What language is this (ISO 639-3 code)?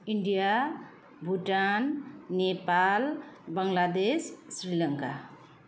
nep